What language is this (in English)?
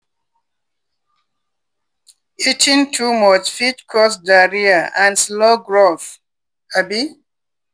Nigerian Pidgin